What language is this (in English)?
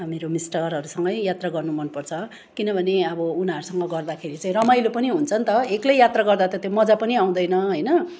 Nepali